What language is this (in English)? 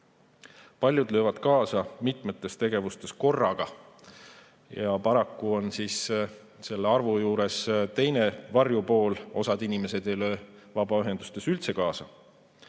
Estonian